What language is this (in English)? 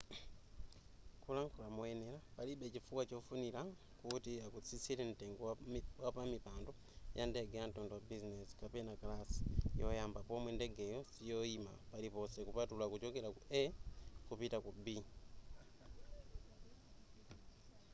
Nyanja